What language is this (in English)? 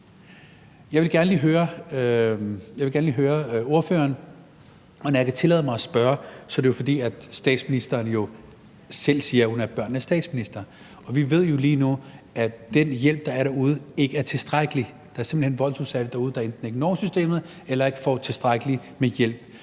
Danish